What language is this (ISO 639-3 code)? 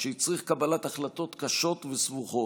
heb